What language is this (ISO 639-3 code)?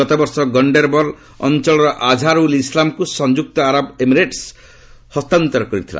ori